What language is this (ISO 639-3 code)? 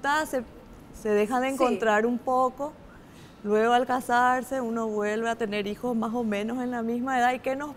spa